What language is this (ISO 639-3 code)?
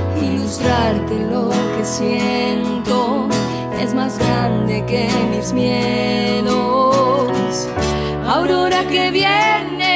spa